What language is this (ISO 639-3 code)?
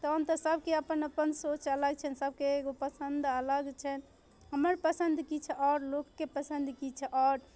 mai